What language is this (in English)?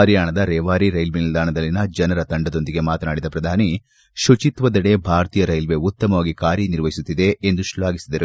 Kannada